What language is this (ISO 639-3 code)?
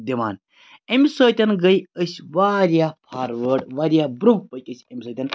kas